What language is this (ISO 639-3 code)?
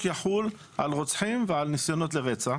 heb